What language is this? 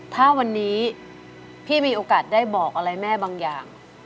Thai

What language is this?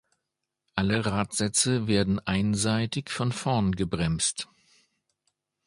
German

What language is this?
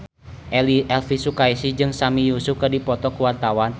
Sundanese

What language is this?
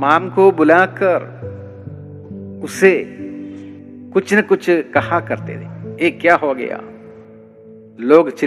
Malayalam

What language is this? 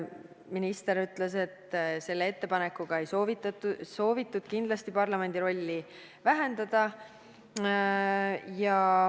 Estonian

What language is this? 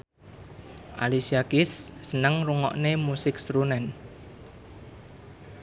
Javanese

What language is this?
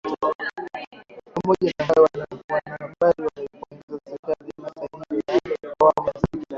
Swahili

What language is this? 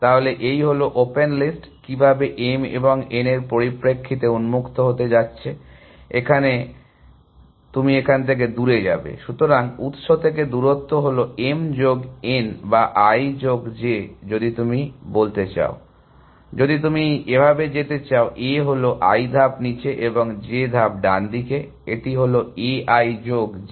Bangla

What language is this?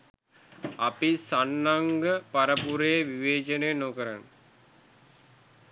Sinhala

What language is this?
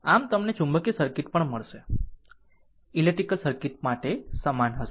Gujarati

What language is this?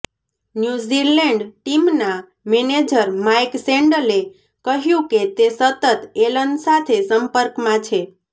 Gujarati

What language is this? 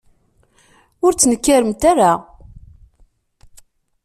Kabyle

